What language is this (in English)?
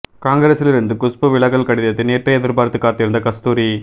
Tamil